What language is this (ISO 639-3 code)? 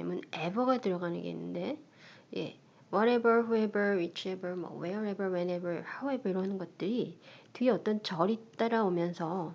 kor